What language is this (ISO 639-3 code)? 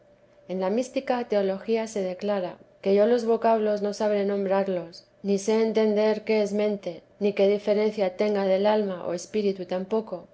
spa